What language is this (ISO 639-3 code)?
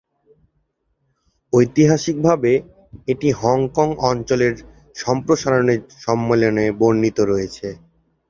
ben